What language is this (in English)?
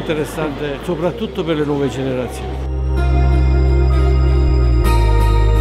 Italian